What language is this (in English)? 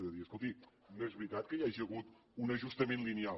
Catalan